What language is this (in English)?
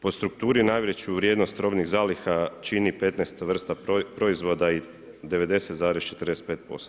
Croatian